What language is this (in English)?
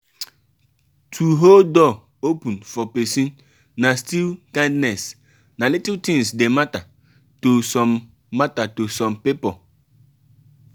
Nigerian Pidgin